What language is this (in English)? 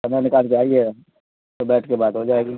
Urdu